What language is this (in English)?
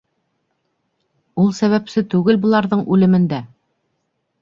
Bashkir